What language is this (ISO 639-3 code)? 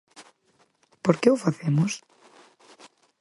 glg